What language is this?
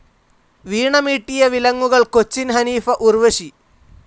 Malayalam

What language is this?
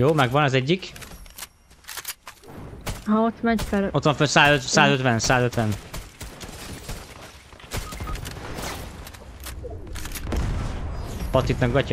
Hungarian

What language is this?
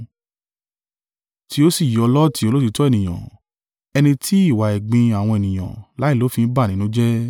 Yoruba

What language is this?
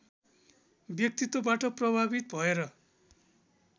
Nepali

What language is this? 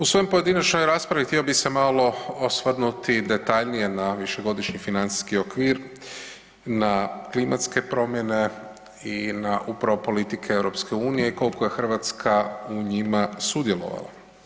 Croatian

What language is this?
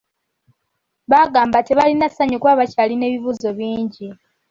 Ganda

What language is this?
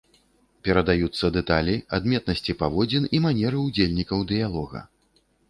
Belarusian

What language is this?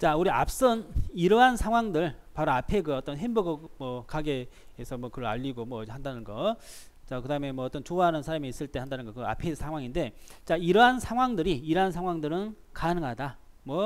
Korean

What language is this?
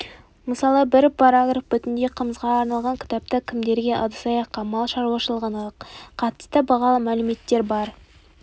Kazakh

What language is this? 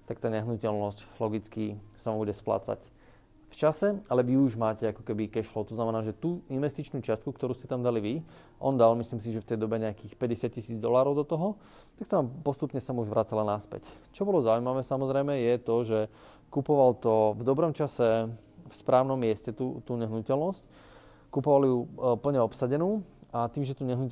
Slovak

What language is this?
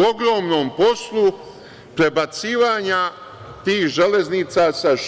Serbian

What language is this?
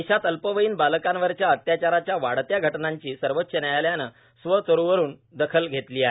Marathi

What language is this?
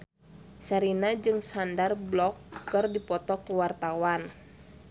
Sundanese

